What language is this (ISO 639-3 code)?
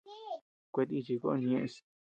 cux